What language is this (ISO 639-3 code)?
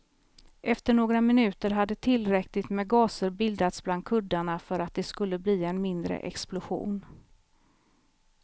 swe